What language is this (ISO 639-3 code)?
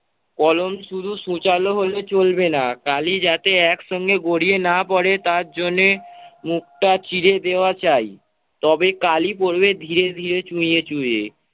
ben